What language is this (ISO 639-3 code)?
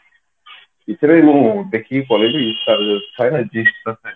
ori